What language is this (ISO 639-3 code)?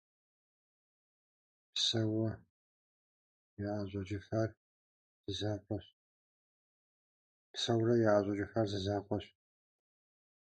kbd